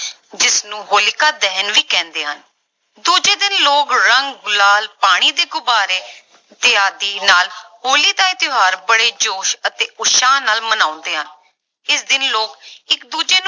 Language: Punjabi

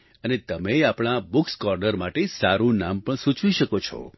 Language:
Gujarati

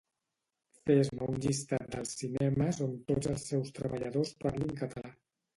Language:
Catalan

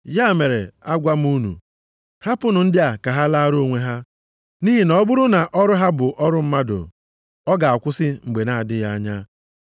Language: Igbo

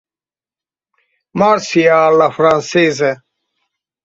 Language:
Hungarian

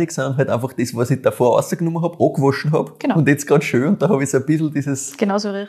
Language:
German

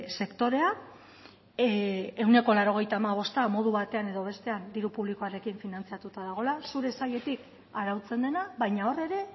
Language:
Basque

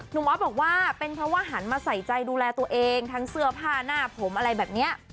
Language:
Thai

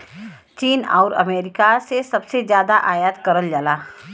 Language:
Bhojpuri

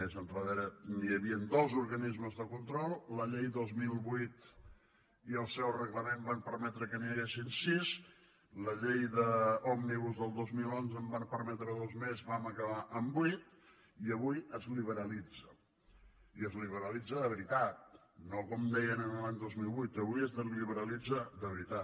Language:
Catalan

